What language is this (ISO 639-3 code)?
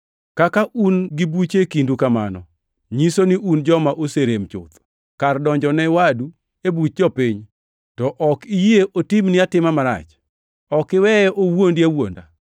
luo